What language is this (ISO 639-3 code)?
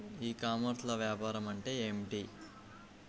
tel